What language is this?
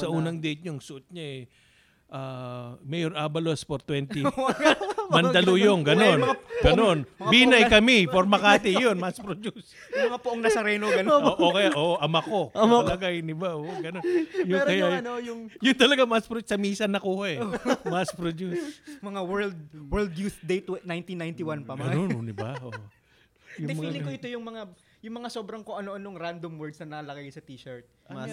Filipino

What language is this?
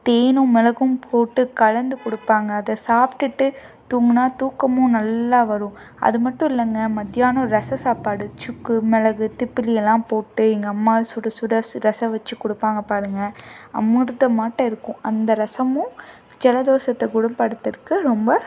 Tamil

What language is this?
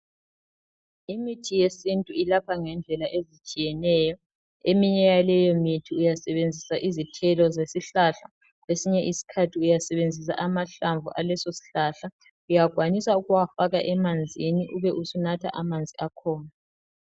North Ndebele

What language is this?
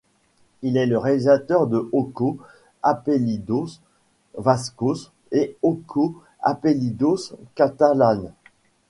French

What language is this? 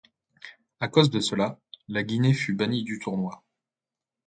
French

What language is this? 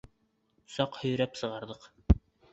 Bashkir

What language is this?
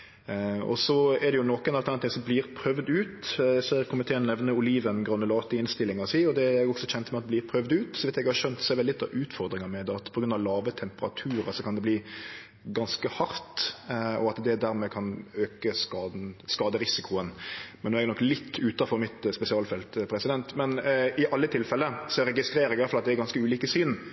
Norwegian Nynorsk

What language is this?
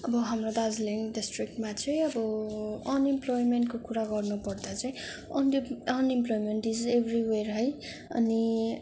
Nepali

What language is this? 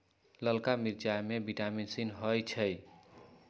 Magahi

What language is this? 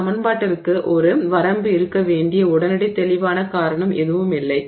Tamil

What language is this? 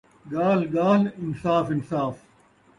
Saraiki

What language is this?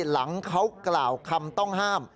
Thai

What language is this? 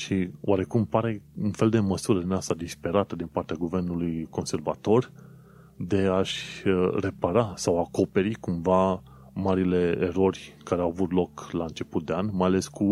Romanian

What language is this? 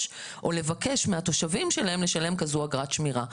Hebrew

